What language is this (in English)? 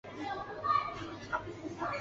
Chinese